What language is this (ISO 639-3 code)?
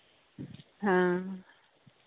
sat